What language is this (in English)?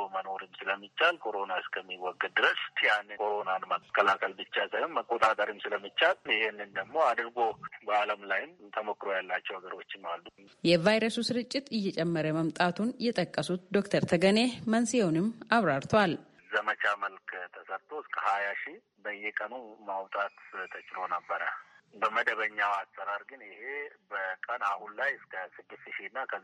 Amharic